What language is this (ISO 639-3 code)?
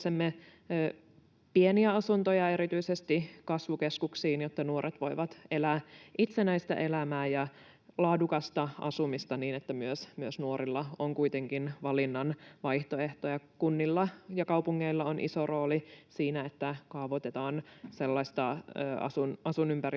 fin